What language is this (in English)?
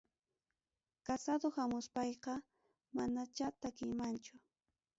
Ayacucho Quechua